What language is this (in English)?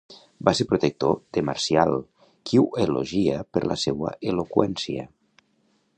Catalan